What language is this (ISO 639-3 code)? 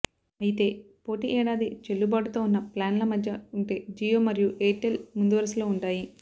tel